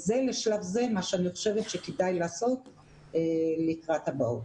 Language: Hebrew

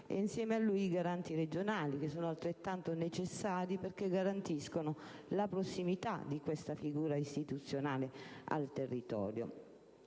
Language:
Italian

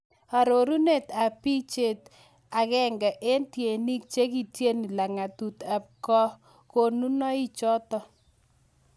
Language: Kalenjin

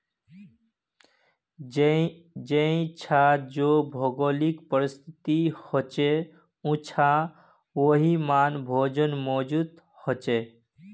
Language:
Magahi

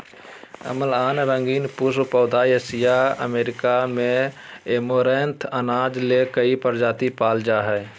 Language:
Magahi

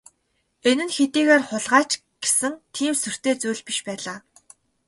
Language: Mongolian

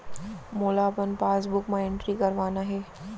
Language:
Chhattisgarhi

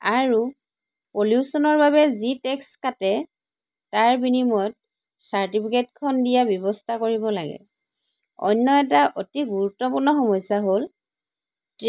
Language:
Assamese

